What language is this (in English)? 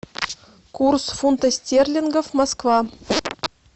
Russian